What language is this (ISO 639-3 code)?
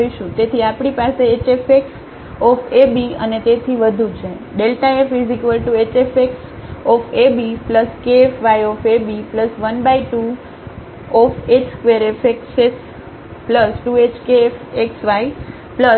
guj